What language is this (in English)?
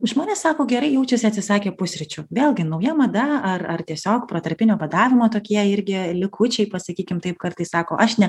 Lithuanian